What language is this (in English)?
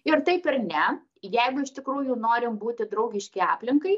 Lithuanian